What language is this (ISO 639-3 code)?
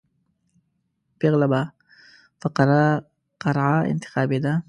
pus